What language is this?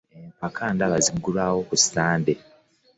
Ganda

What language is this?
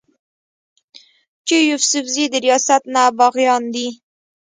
Pashto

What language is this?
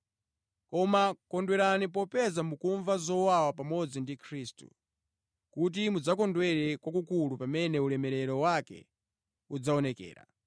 Nyanja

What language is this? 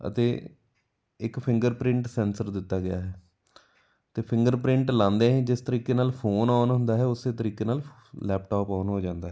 Punjabi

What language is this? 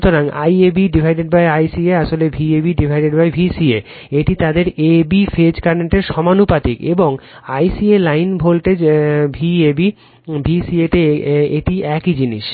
Bangla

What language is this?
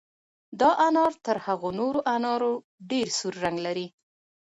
Pashto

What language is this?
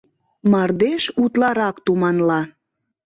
Mari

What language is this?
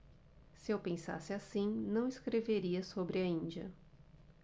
Portuguese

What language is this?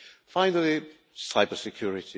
English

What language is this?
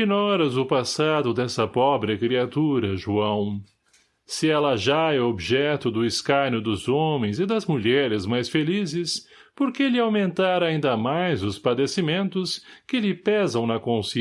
Portuguese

